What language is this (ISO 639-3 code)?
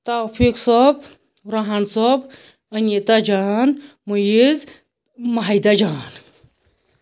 kas